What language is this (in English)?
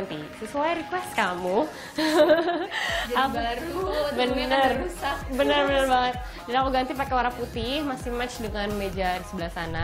Indonesian